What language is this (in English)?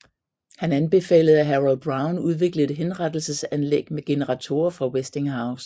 Danish